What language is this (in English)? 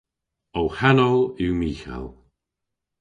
Cornish